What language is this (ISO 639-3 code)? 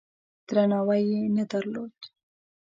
pus